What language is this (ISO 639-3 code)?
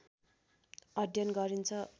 nep